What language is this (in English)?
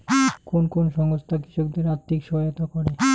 Bangla